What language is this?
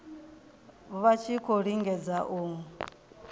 Venda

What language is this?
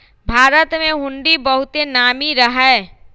Magahi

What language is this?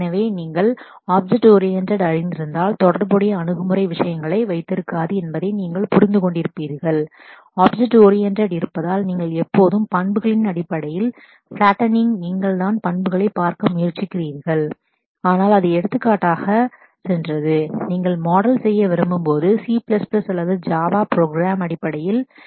Tamil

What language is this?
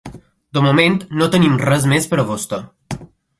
Catalan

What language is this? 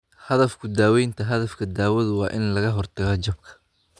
Somali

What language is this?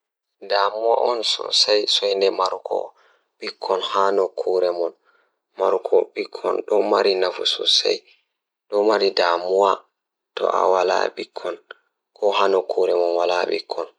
Fula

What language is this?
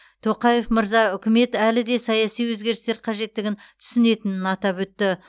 Kazakh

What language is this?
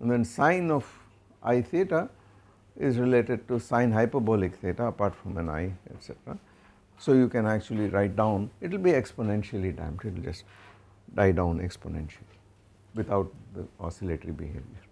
English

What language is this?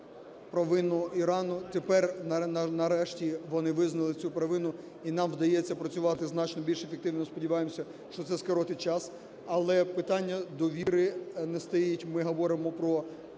Ukrainian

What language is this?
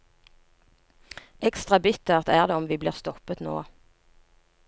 Norwegian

